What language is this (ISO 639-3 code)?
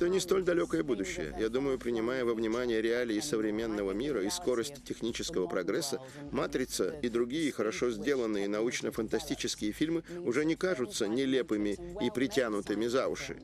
rus